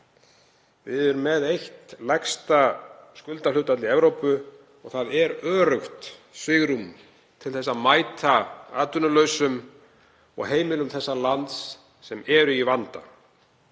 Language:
Icelandic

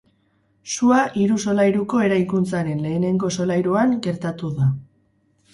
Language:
Basque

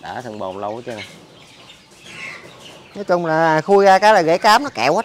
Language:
Vietnamese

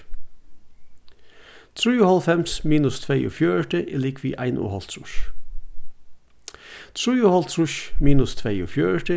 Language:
Faroese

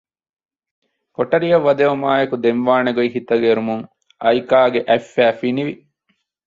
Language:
Divehi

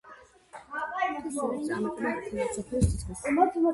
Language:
Georgian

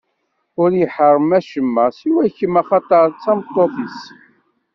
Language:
Kabyle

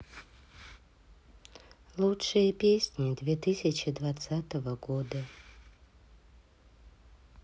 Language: Russian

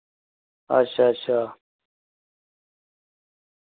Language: Dogri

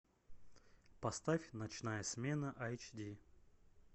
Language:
Russian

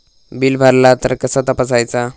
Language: Marathi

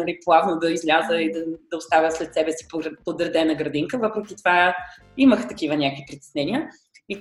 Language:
Bulgarian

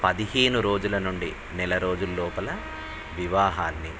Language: Telugu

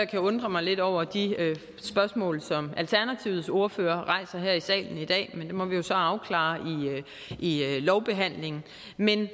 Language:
Danish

